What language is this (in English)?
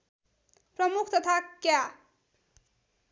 Nepali